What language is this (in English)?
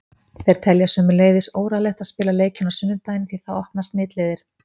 Icelandic